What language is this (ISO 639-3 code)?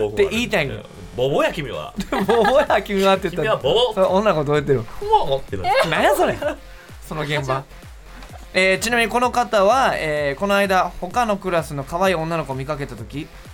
jpn